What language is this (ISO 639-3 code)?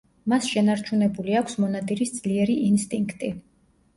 kat